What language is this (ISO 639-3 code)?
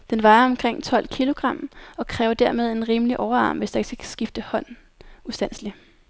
dan